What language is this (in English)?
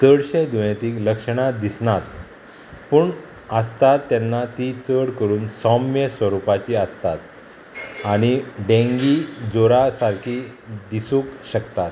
Konkani